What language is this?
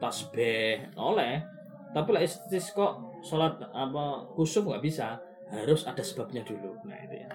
Malay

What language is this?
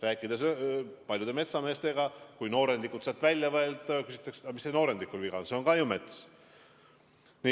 Estonian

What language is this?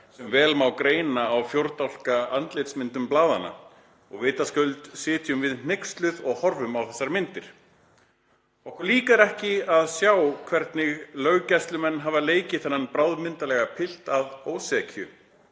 Icelandic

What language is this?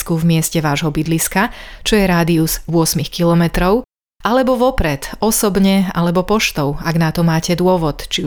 Slovak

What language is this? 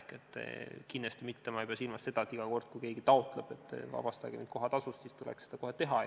Estonian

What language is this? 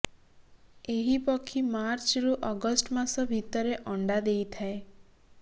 Odia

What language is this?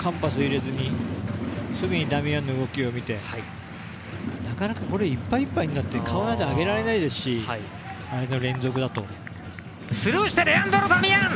Japanese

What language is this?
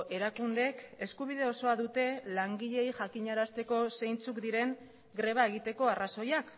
Basque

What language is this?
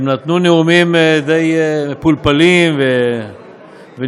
Hebrew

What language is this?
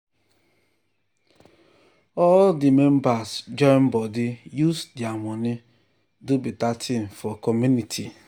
Nigerian Pidgin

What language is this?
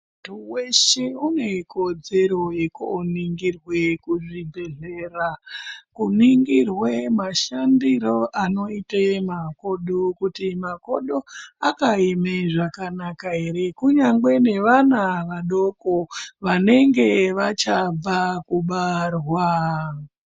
Ndau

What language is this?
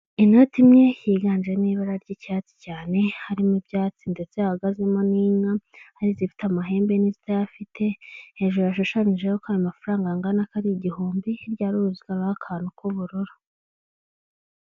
Kinyarwanda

